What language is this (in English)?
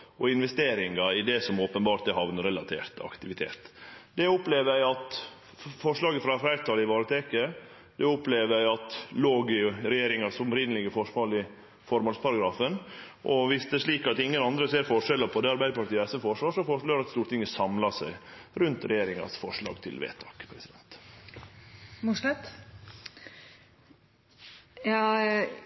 Norwegian Nynorsk